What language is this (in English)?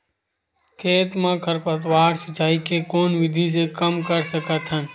Chhattisgarhi